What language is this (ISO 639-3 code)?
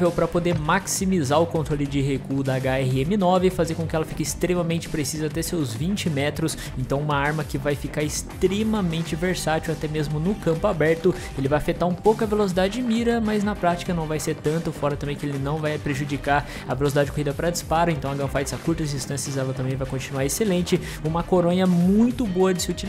por